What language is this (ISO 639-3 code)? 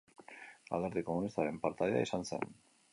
eus